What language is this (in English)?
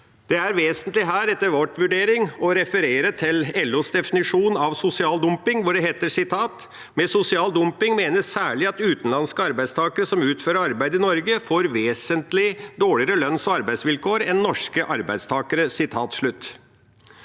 Norwegian